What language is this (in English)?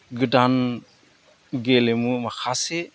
Bodo